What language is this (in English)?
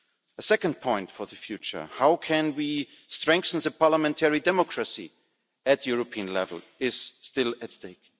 English